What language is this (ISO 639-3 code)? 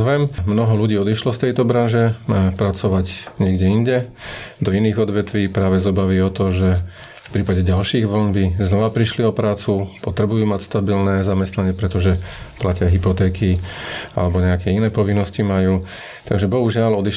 slk